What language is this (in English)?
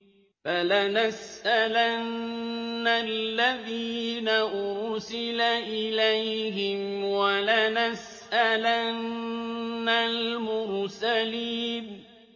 Arabic